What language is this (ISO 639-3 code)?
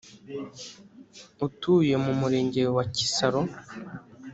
kin